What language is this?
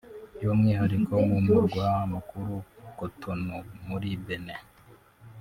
Kinyarwanda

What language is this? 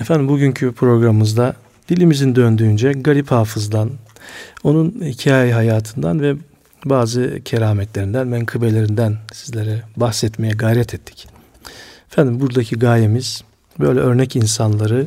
Turkish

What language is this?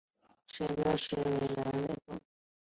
Chinese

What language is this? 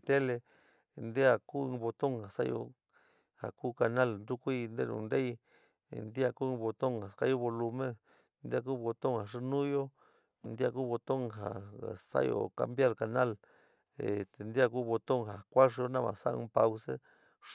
San Miguel El Grande Mixtec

